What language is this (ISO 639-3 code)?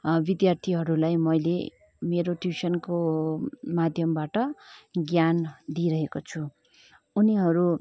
nep